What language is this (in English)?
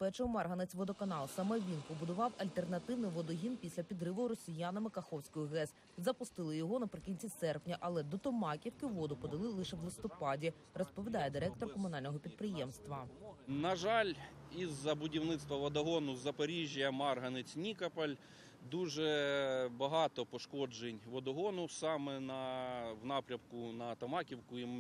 Ukrainian